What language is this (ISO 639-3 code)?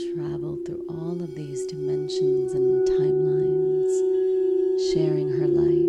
eng